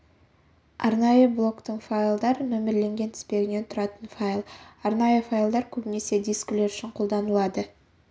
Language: Kazakh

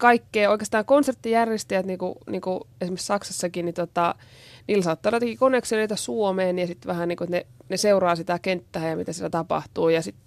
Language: Finnish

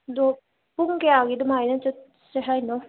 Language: Manipuri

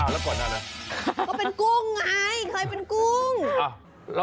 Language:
Thai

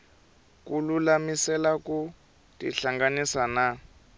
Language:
Tsonga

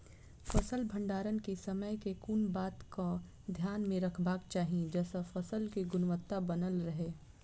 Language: Maithili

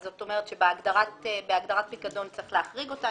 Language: Hebrew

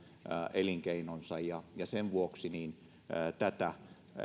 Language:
Finnish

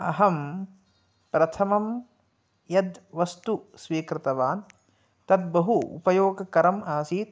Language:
Sanskrit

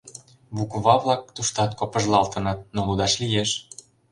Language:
Mari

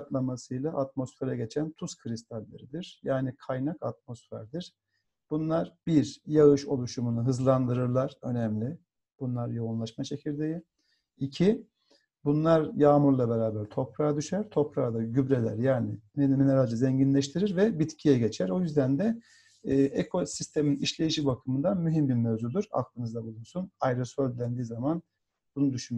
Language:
Turkish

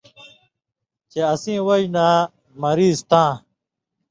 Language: Indus Kohistani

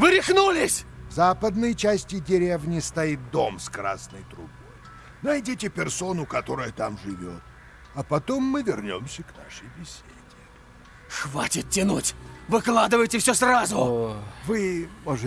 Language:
Russian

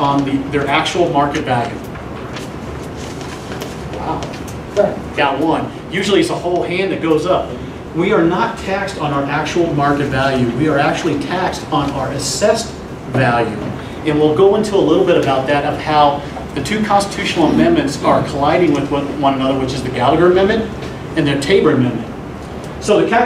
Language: English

